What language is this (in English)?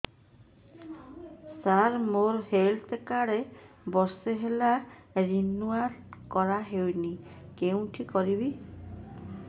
Odia